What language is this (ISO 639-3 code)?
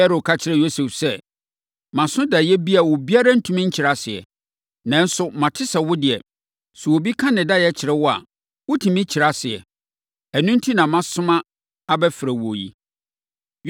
aka